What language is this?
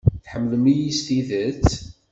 Kabyle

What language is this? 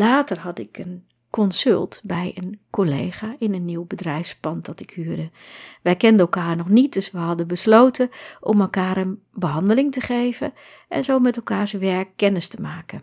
Dutch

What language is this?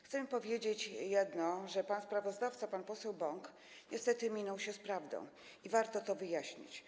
Polish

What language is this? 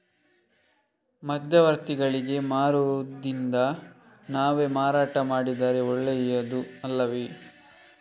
Kannada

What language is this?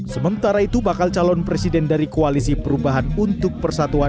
Indonesian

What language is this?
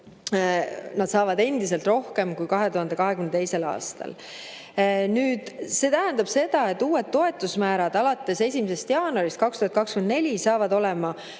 Estonian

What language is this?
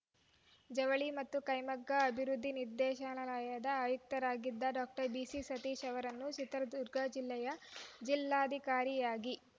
Kannada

